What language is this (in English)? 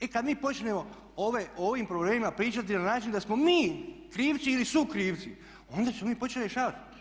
Croatian